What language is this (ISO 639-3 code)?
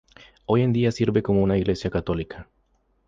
spa